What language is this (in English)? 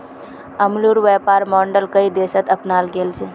Magahi